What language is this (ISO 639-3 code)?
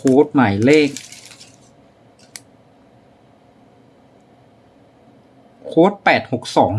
tha